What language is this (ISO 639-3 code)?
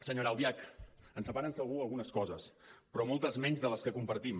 cat